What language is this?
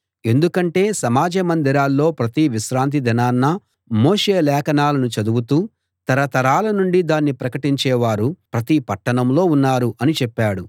Telugu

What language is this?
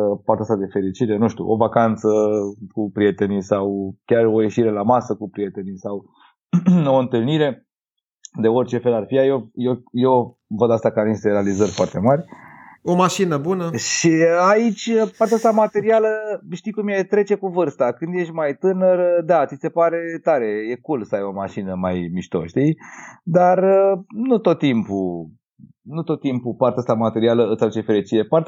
Romanian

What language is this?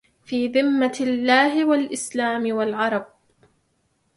Arabic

